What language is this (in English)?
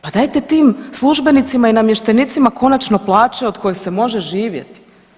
Croatian